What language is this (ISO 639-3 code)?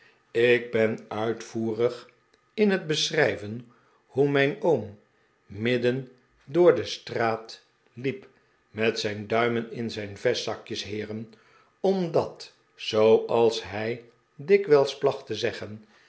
nld